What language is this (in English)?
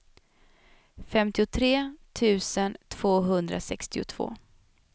Swedish